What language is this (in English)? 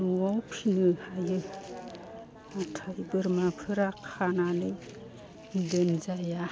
Bodo